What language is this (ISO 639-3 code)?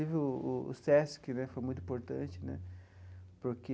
por